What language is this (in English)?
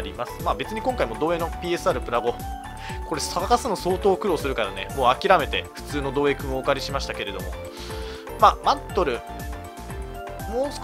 Japanese